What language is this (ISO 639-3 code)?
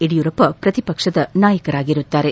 kan